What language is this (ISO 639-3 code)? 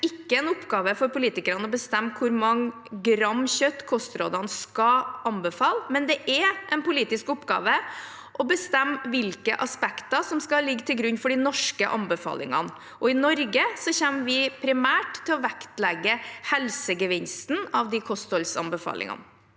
nor